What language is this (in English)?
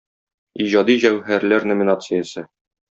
Tatar